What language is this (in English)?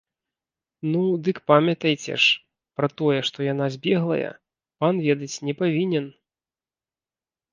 Belarusian